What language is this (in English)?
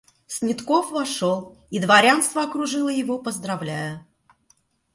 Russian